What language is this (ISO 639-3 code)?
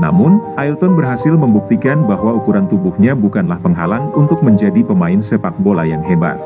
ind